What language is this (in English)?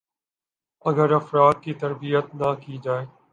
Urdu